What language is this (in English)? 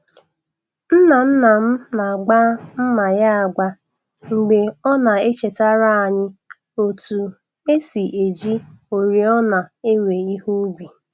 Igbo